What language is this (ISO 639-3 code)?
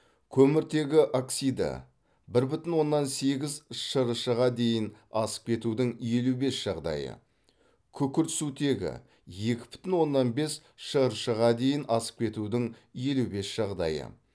kaz